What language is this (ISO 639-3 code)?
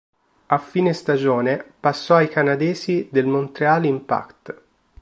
ita